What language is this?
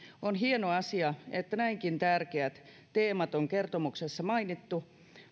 Finnish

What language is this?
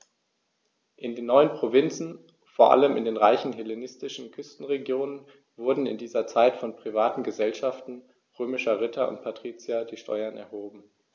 German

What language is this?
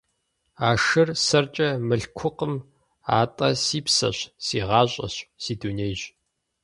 Kabardian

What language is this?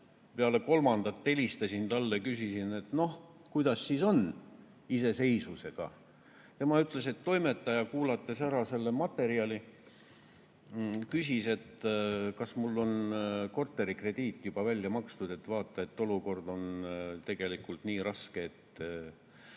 Estonian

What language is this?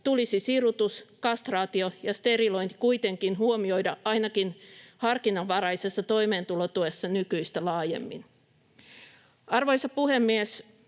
Finnish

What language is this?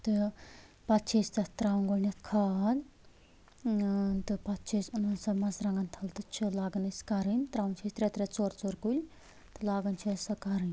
Kashmiri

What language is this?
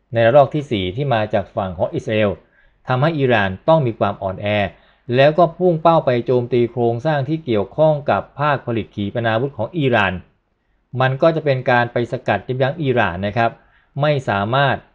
Thai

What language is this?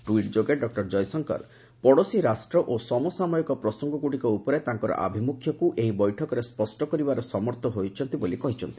Odia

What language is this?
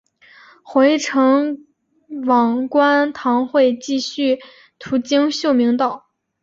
Chinese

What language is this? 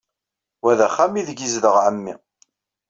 Kabyle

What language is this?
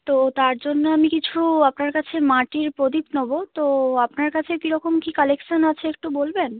Bangla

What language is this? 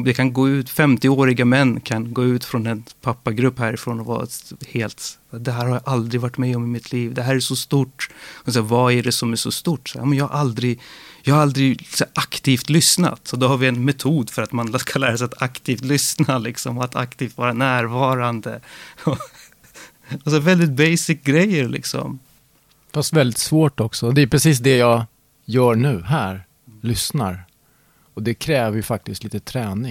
Swedish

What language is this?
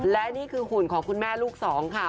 Thai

